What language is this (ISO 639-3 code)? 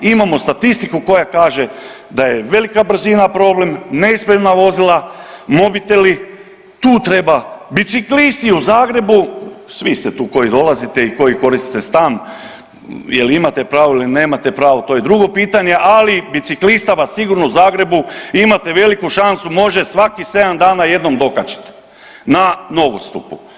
hrv